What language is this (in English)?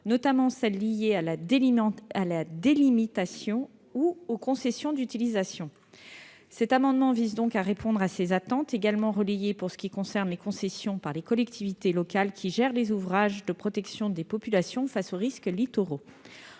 French